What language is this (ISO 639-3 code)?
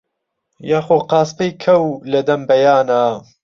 ckb